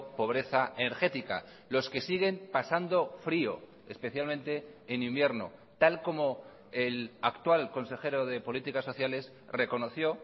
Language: Spanish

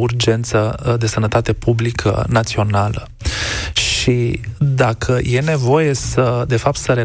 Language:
Romanian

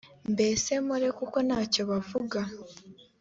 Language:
Kinyarwanda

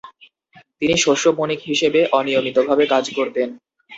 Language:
Bangla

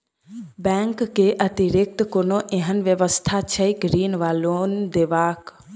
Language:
Maithili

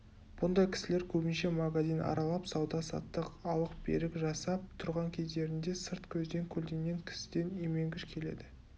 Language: Kazakh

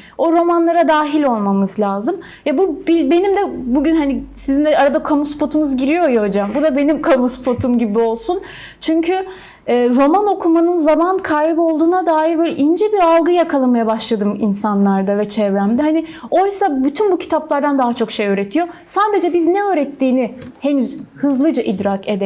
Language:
Turkish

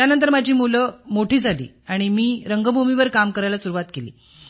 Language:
Marathi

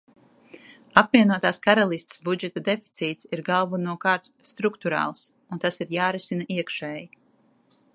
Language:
Latvian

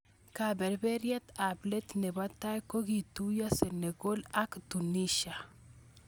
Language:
Kalenjin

